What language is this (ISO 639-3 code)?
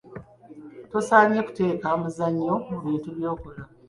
lug